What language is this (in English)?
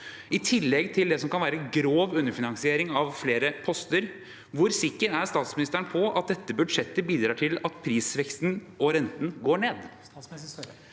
Norwegian